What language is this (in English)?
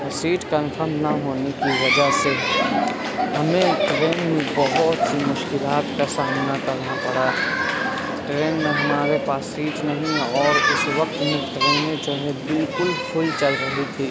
Urdu